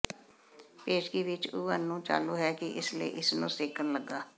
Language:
Punjabi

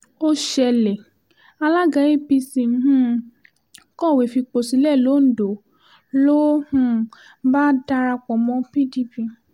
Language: Yoruba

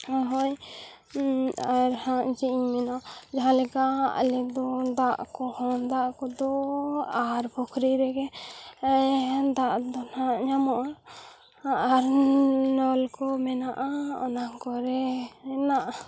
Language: Santali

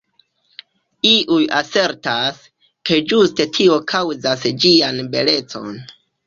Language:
Esperanto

